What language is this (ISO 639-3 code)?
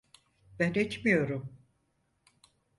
tur